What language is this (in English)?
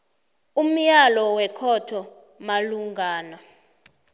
South Ndebele